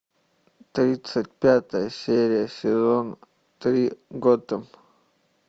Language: Russian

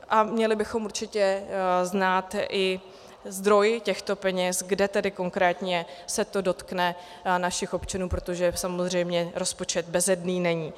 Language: Czech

